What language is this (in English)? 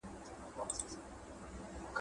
Pashto